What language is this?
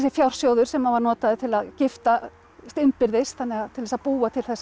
Icelandic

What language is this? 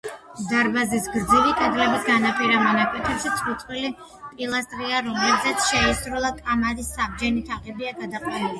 Georgian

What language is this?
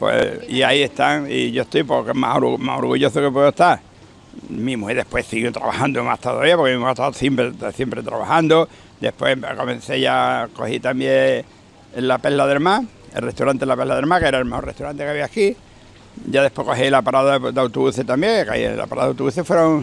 Spanish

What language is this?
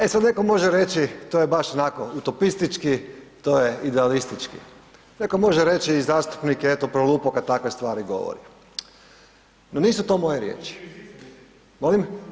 Croatian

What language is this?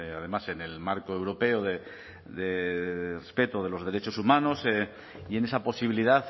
Spanish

